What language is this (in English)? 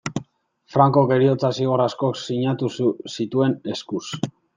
Basque